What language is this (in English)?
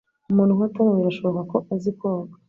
Kinyarwanda